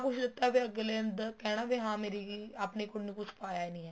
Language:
Punjabi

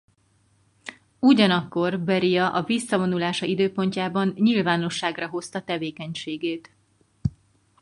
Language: Hungarian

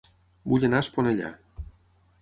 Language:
Catalan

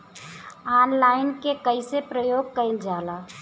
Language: Bhojpuri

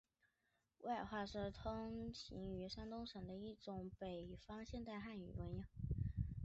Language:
Chinese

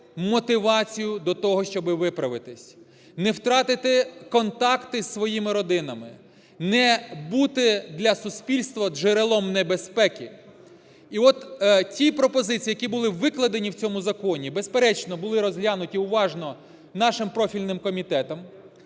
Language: Ukrainian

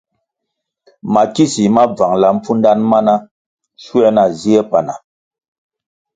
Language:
Kwasio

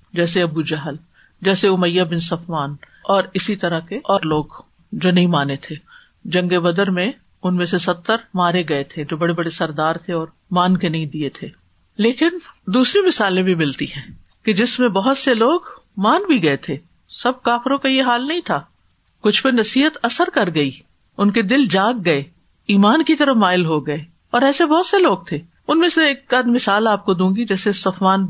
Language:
Urdu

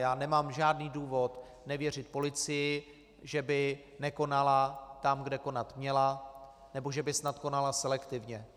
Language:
Czech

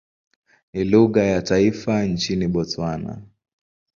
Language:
Swahili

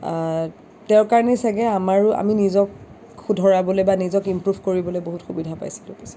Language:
Assamese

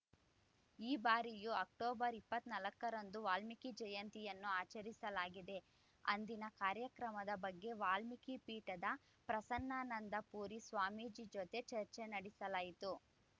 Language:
Kannada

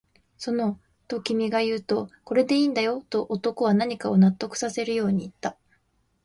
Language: Japanese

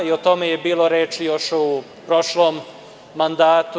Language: Serbian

